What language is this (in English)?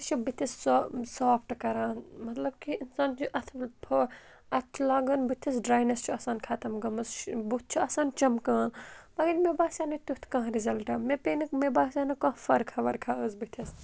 Kashmiri